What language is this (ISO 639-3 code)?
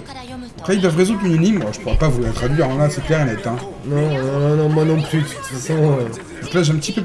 fra